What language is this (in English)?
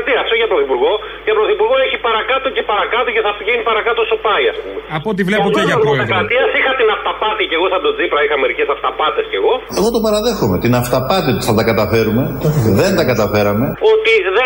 Greek